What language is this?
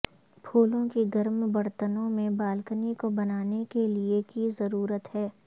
Urdu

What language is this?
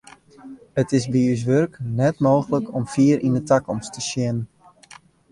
Western Frisian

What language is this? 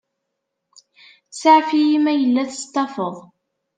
Kabyle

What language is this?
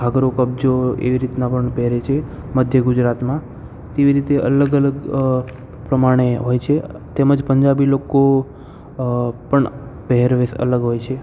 Gujarati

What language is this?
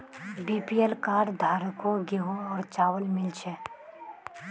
Magahi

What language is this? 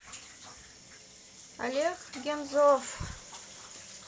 Russian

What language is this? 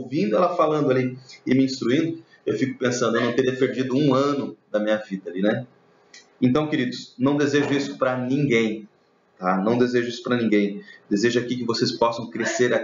Portuguese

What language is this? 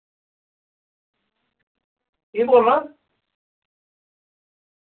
Dogri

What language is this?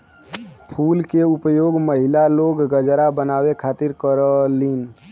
Bhojpuri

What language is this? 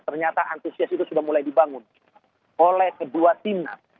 Indonesian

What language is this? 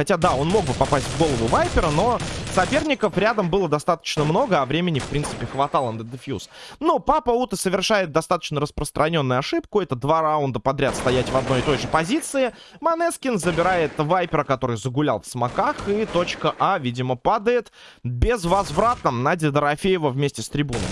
Russian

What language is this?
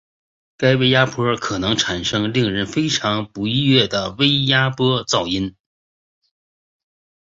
Chinese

